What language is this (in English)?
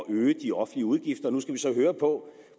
Danish